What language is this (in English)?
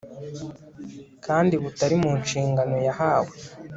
Kinyarwanda